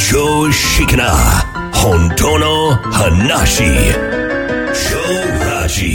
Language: Japanese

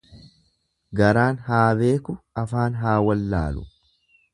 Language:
Oromo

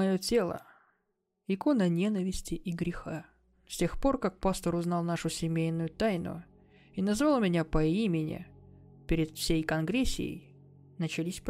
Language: Russian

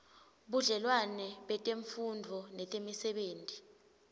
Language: Swati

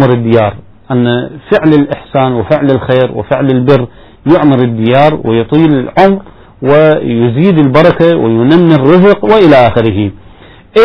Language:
Arabic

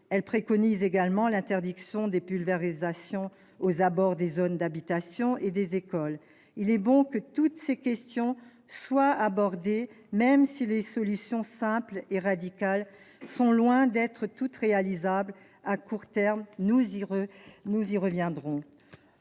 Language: French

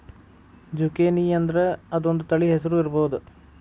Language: Kannada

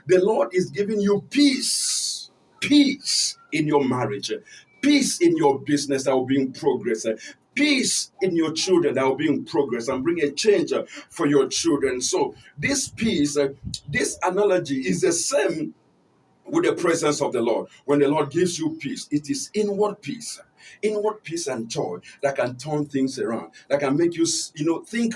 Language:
English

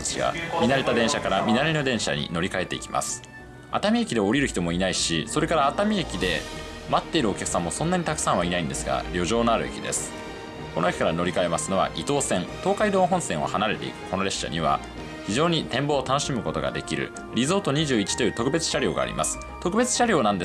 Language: Japanese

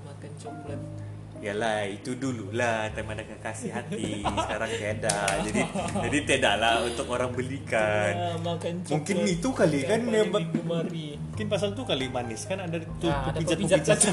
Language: Malay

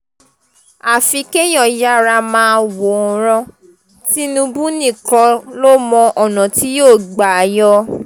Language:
Yoruba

